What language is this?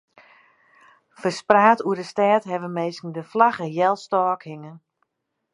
Western Frisian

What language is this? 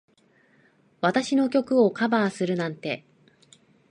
Japanese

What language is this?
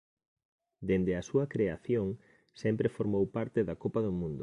Galician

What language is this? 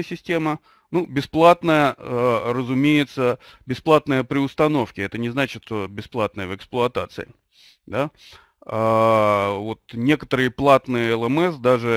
Russian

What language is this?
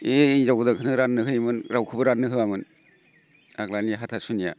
Bodo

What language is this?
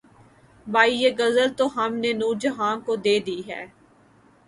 Urdu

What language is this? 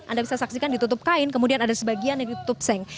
Indonesian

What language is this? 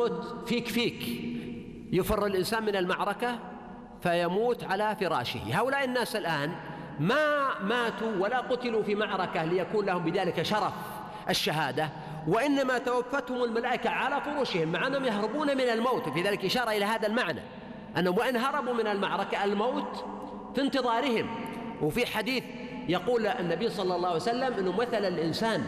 Arabic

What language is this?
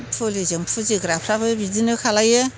Bodo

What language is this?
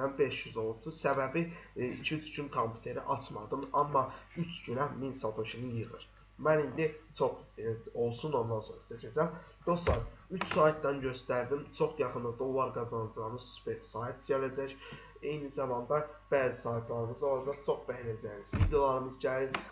Turkish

